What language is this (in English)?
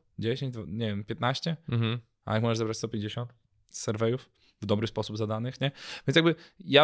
Polish